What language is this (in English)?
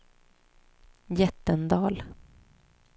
Swedish